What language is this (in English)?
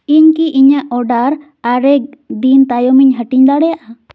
Santali